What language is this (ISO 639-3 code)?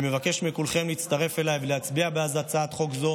heb